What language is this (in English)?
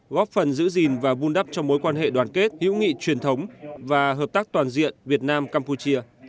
Vietnamese